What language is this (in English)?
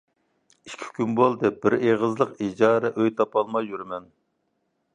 Uyghur